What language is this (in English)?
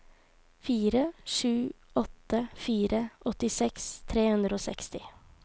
Norwegian